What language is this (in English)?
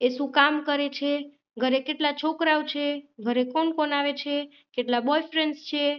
Gujarati